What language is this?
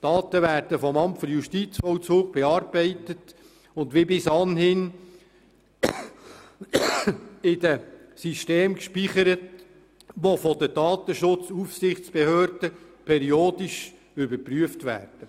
Swiss German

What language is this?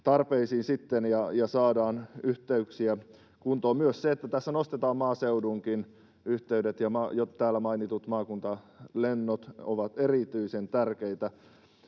Finnish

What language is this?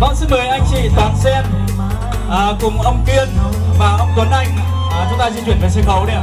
Vietnamese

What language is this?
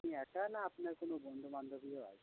Bangla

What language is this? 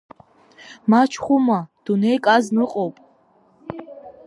Abkhazian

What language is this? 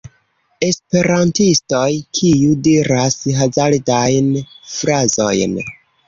Esperanto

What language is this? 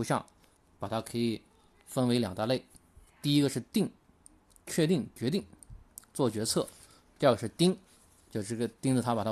Chinese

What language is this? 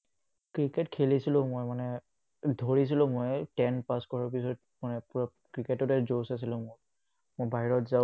Assamese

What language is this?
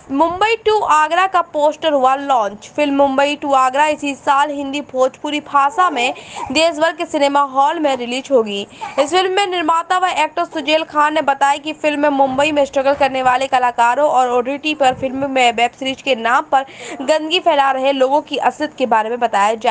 Hindi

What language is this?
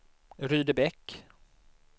Swedish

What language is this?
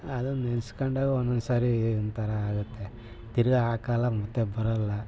Kannada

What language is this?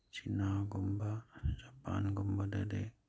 Manipuri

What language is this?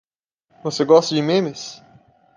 Portuguese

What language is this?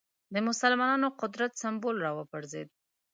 Pashto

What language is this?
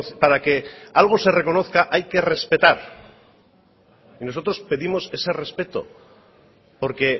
Spanish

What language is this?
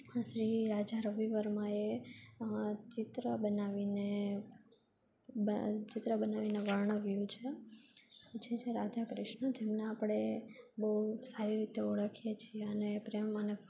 Gujarati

